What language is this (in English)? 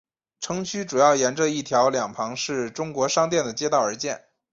Chinese